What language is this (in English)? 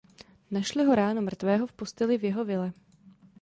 Czech